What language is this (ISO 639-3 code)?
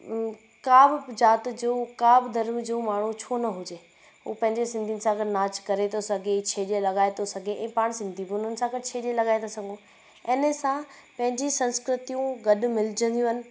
snd